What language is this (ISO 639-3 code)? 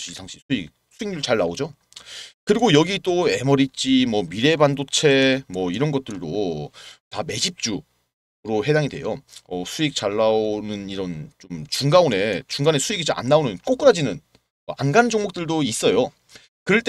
kor